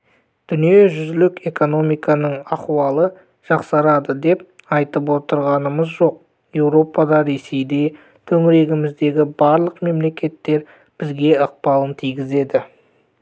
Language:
Kazakh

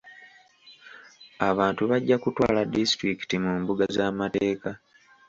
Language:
Ganda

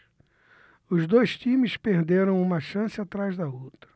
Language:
Portuguese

